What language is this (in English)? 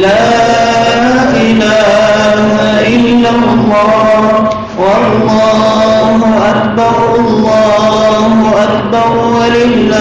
Arabic